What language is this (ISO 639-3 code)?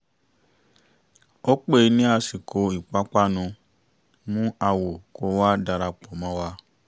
yor